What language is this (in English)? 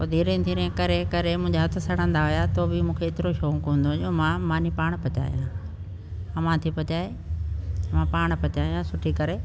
Sindhi